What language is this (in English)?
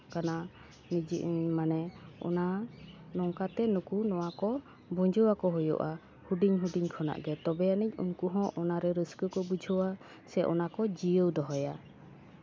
Santali